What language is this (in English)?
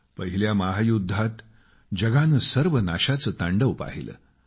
Marathi